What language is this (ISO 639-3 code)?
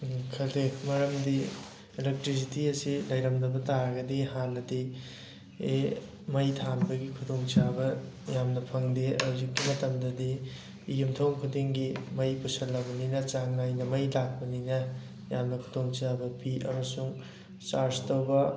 mni